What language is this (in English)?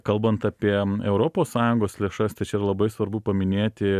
Lithuanian